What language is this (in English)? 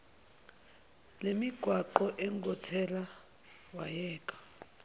Zulu